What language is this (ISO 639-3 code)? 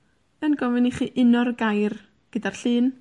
cym